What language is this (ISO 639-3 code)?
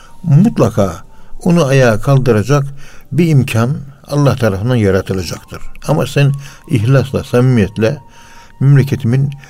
tur